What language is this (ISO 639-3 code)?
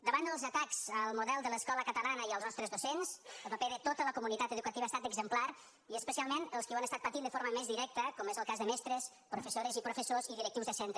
cat